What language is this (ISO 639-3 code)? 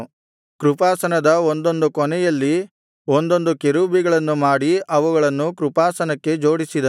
kan